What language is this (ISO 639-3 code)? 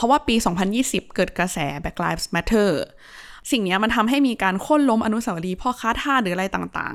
tha